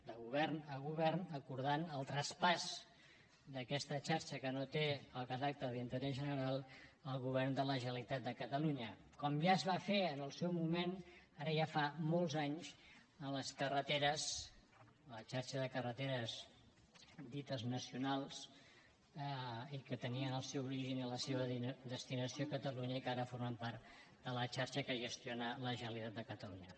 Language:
Catalan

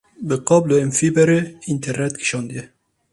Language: Kurdish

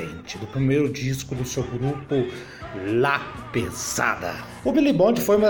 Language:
Portuguese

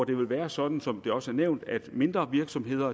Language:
Danish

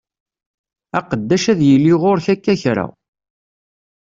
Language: Kabyle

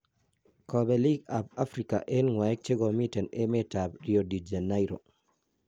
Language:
Kalenjin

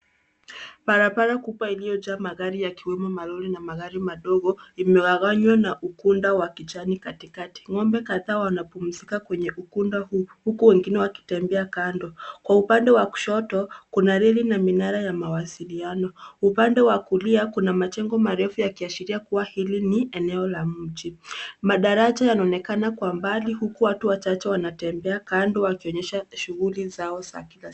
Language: Swahili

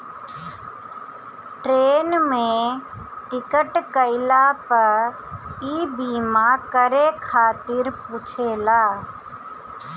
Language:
Bhojpuri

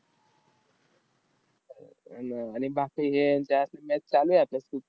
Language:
Marathi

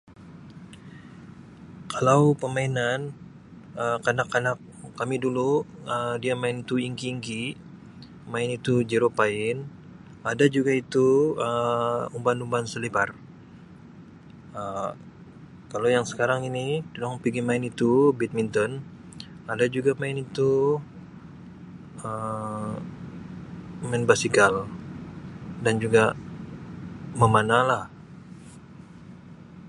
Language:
Sabah Malay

